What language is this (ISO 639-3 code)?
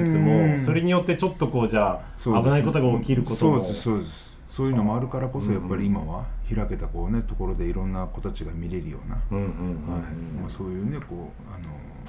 jpn